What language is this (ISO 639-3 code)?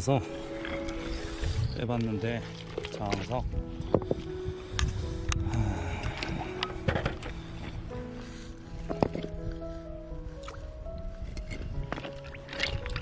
kor